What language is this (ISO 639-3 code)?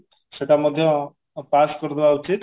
ori